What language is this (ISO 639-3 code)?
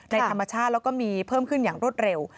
tha